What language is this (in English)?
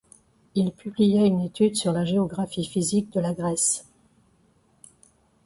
French